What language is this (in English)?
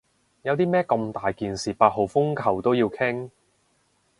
Cantonese